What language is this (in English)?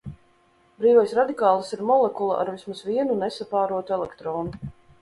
Latvian